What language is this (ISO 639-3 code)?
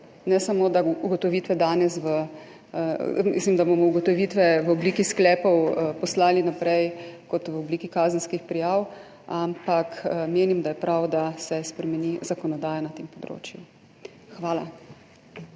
slv